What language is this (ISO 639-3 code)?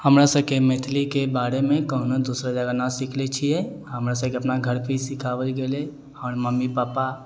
mai